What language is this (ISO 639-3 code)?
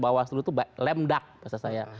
ind